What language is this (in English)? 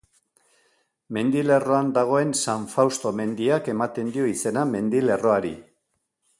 Basque